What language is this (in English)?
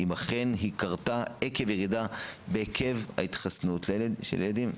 Hebrew